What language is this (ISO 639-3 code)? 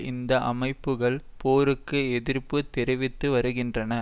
tam